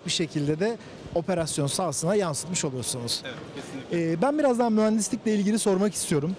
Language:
Turkish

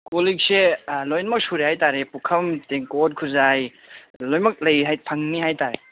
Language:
Manipuri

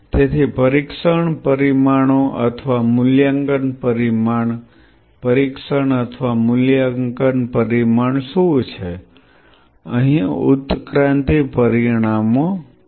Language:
Gujarati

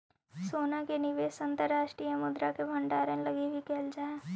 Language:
Magahi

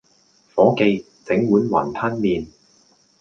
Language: Cantonese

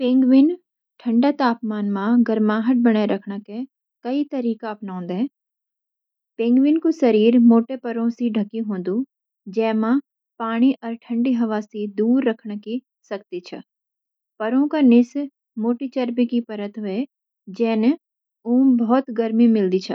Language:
Garhwali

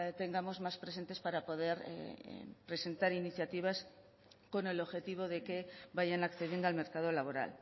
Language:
Spanish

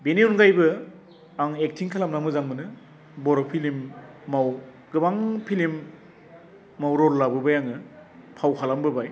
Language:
Bodo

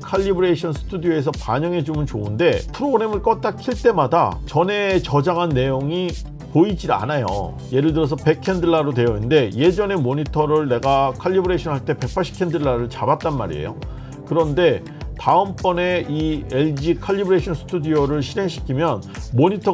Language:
Korean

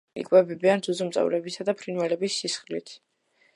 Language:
Georgian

